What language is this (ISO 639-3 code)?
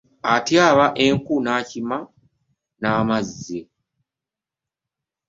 lug